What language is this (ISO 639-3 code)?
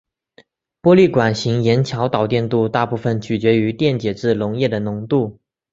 zho